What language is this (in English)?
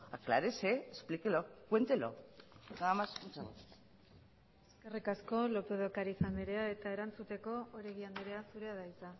Basque